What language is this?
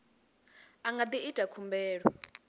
Venda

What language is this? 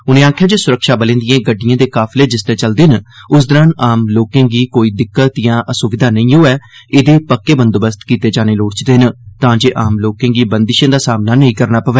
Dogri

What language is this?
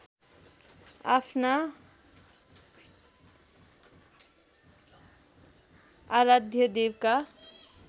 Nepali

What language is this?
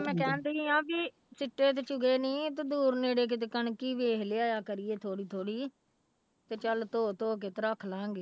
Punjabi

